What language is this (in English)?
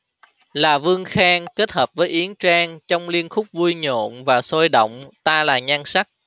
Vietnamese